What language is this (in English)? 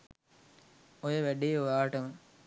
Sinhala